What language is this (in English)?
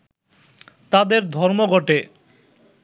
Bangla